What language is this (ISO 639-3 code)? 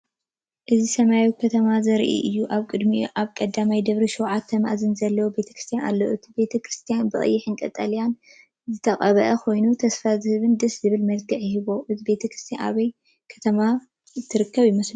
tir